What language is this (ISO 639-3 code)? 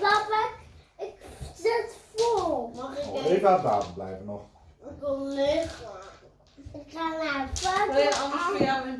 nld